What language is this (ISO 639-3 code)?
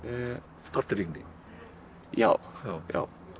isl